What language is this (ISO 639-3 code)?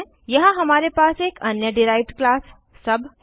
hin